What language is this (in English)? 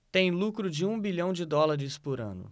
Portuguese